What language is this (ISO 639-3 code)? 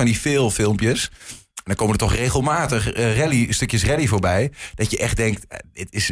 nld